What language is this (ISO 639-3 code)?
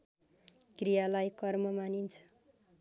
nep